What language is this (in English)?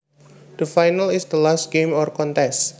Javanese